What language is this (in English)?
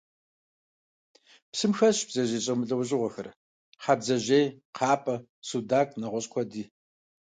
Kabardian